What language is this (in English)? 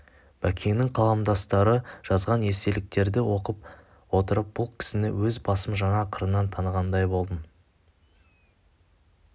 Kazakh